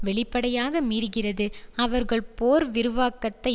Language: Tamil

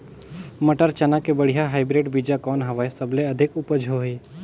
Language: Chhattisgarhi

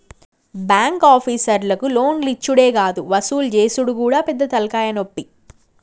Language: Telugu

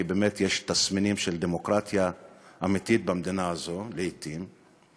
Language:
Hebrew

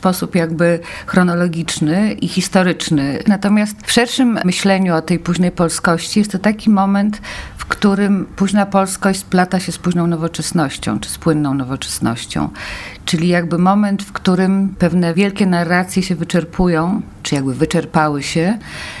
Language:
Polish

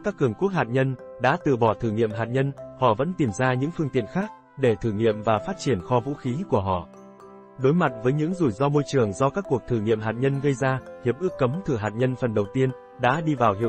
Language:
Vietnamese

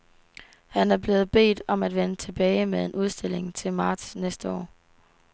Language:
Danish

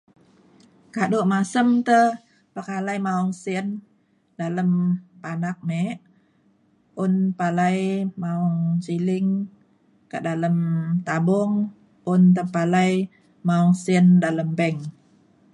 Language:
Mainstream Kenyah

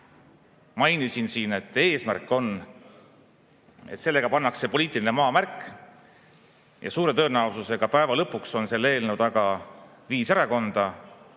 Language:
Estonian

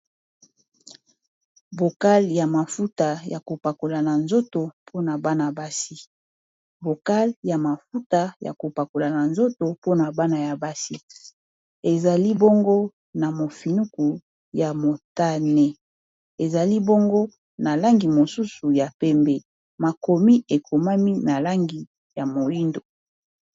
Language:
Lingala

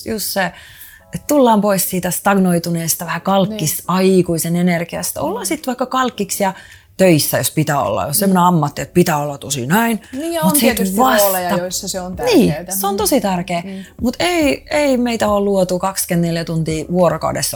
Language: Finnish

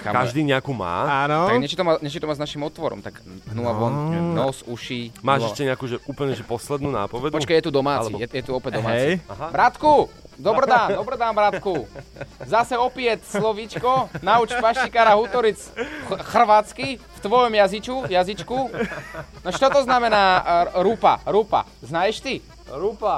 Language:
Slovak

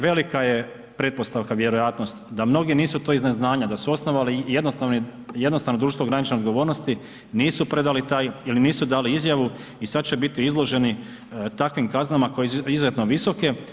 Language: Croatian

